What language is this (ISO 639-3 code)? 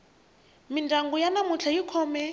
tso